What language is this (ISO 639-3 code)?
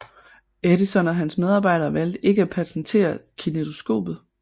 dan